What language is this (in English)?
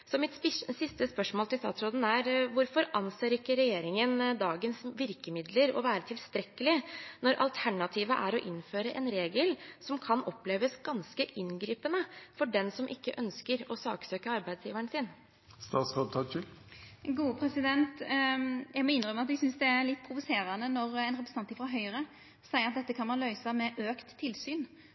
Norwegian